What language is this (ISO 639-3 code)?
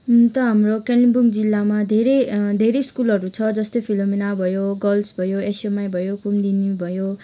nep